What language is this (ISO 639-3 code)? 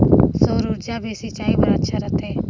hne